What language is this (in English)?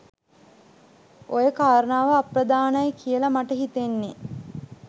Sinhala